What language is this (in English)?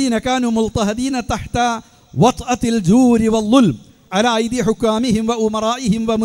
Arabic